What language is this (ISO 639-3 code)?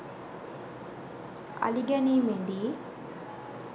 sin